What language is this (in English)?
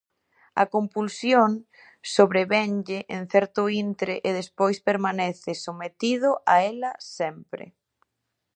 Galician